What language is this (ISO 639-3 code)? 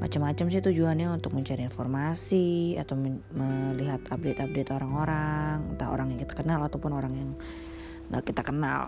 ind